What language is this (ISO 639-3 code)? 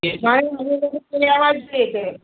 guj